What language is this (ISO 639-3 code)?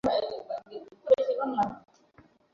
ben